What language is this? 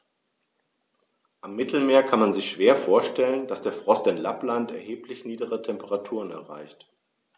German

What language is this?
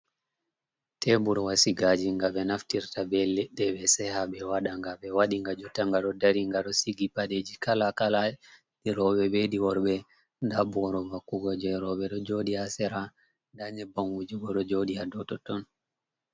Fula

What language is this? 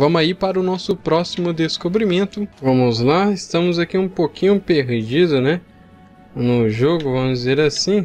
Portuguese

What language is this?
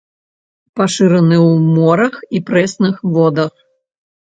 Belarusian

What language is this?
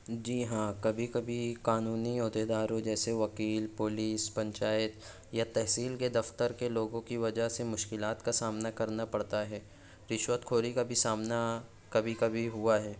Urdu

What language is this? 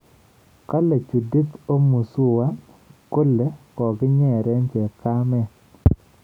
Kalenjin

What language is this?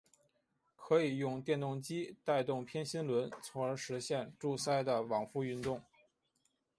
Chinese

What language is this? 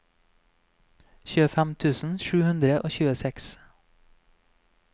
Norwegian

